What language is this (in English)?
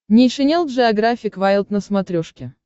Russian